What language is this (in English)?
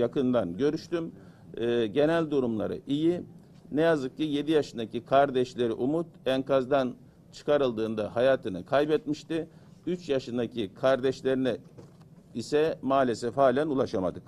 Turkish